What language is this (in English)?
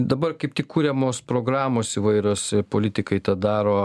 Lithuanian